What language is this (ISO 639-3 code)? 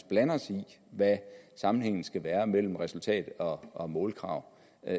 dan